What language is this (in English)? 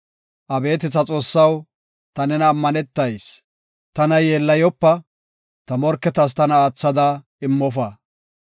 Gofa